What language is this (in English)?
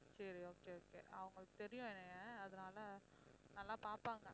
Tamil